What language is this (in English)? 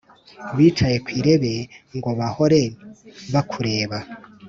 Kinyarwanda